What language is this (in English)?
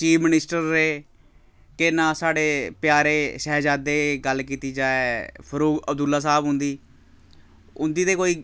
Dogri